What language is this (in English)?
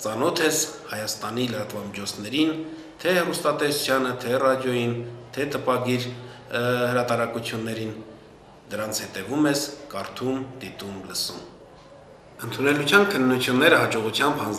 Romanian